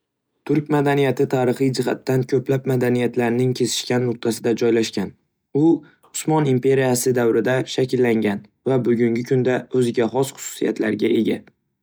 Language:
Uzbek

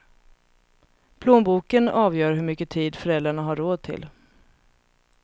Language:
Swedish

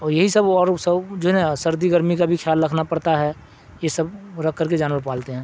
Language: Urdu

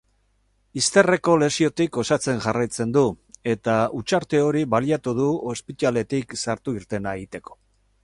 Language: Basque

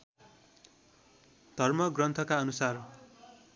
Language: Nepali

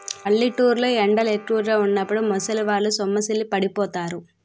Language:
Telugu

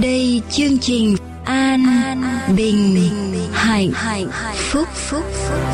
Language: Vietnamese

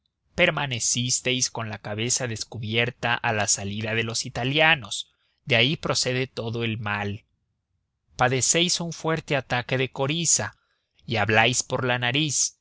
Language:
Spanish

